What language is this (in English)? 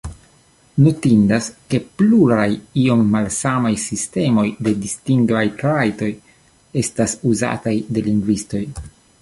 Esperanto